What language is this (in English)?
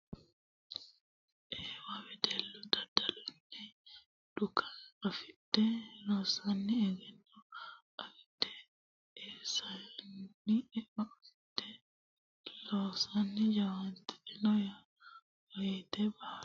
Sidamo